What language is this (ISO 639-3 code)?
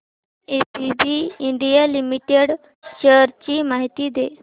mar